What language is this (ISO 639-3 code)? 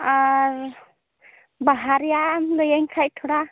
sat